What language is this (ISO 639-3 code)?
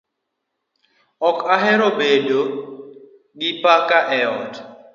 luo